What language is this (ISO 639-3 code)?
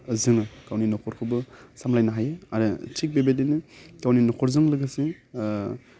brx